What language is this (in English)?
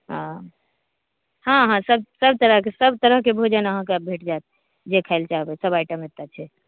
Maithili